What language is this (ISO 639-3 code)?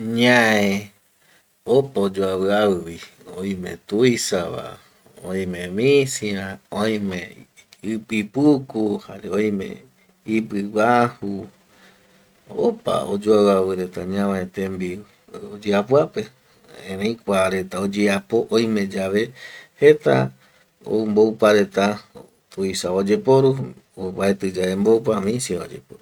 gui